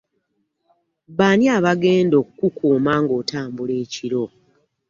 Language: Ganda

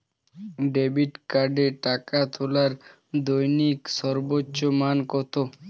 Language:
Bangla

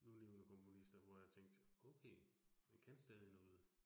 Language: Danish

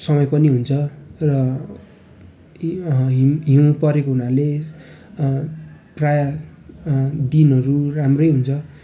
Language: Nepali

